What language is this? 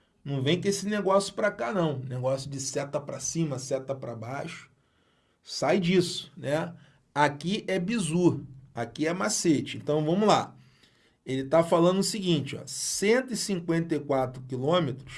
Portuguese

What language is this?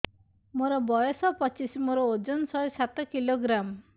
Odia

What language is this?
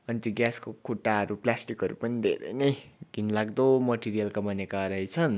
Nepali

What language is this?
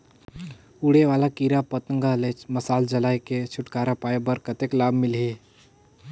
Chhattisgarhi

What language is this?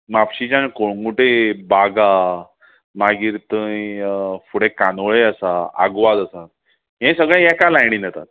Konkani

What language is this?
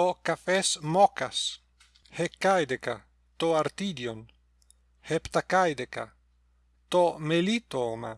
Greek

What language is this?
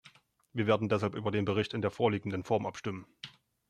German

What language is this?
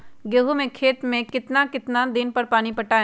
Magahi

